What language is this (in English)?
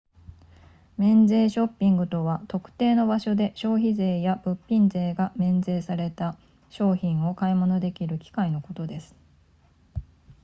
Japanese